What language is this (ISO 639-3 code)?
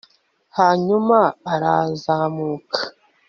kin